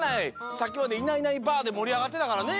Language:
Japanese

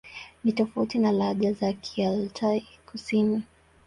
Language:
Swahili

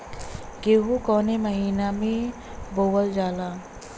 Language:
Bhojpuri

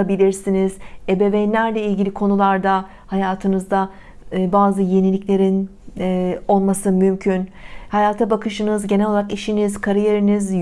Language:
Turkish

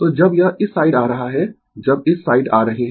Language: Hindi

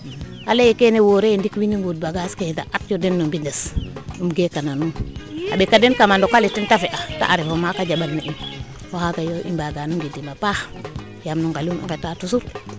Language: Serer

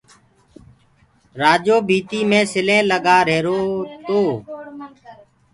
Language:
Gurgula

